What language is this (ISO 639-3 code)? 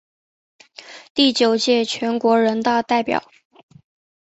zho